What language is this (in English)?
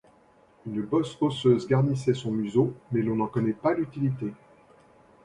French